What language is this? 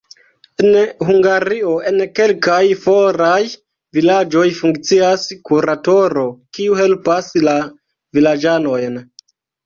Esperanto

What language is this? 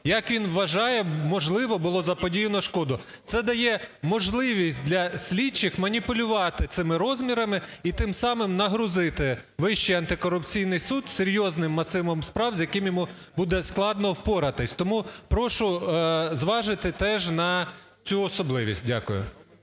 Ukrainian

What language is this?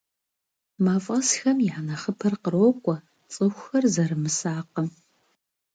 Kabardian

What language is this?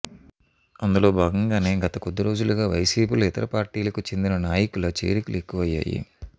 Telugu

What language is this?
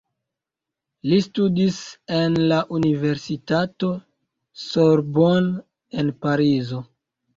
Esperanto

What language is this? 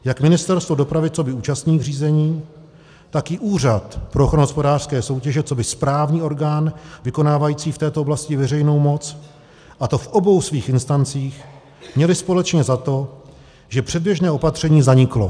Czech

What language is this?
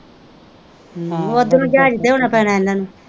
Punjabi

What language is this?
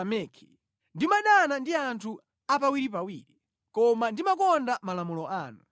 Nyanja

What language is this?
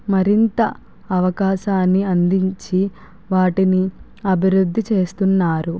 Telugu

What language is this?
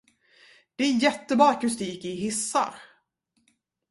Swedish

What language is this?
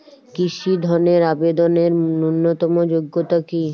Bangla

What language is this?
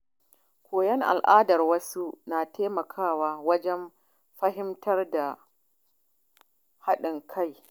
Hausa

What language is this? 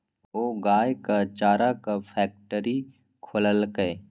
Maithili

